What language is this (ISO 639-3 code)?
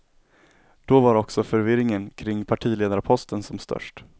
swe